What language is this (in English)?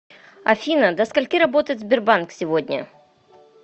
Russian